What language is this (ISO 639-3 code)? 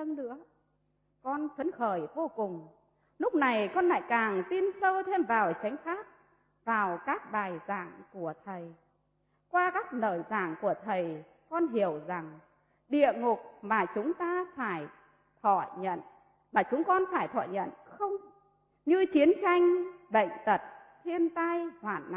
vie